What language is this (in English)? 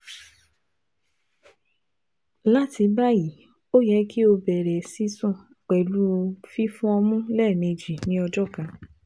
Yoruba